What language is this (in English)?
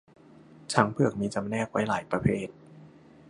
Thai